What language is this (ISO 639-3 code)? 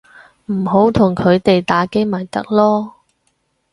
yue